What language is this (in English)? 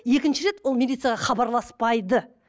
Kazakh